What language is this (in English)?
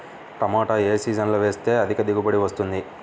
Telugu